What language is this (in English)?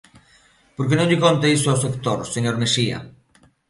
Galician